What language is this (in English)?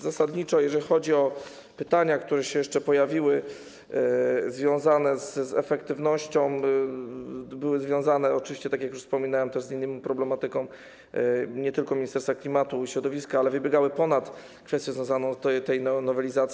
Polish